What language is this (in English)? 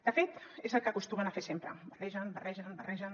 Catalan